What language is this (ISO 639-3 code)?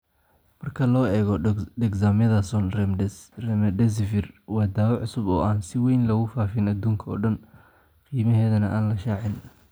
som